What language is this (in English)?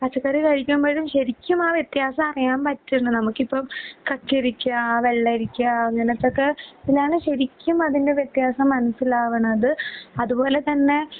Malayalam